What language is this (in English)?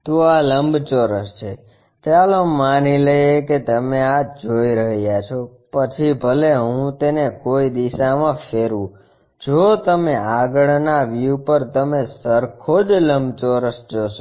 Gujarati